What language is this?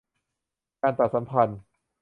Thai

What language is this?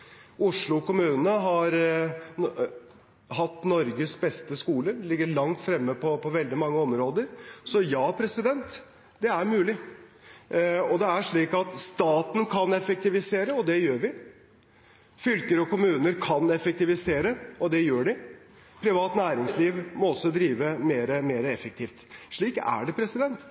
Norwegian Bokmål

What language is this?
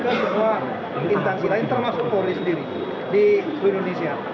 Indonesian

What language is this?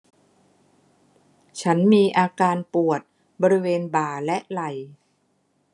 Thai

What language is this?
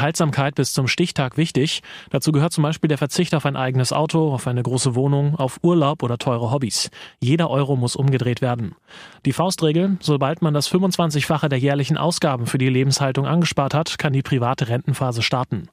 German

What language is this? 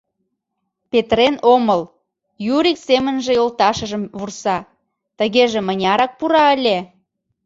Mari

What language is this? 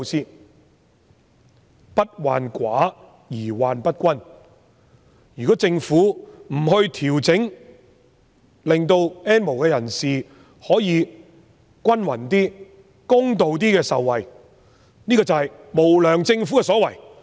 Cantonese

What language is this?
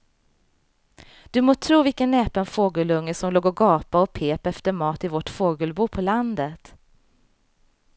Swedish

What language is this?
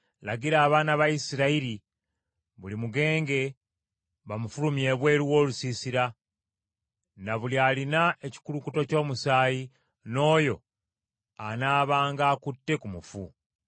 Ganda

